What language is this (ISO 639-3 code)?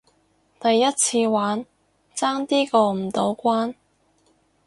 yue